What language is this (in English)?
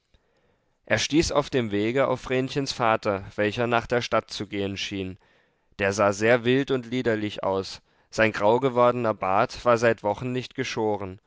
German